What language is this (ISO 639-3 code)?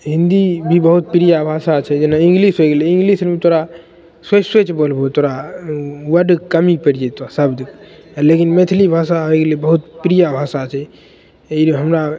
mai